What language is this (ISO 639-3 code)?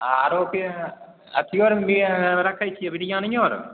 mai